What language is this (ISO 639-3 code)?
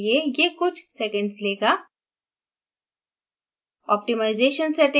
hin